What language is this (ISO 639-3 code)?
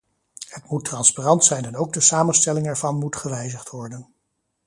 nld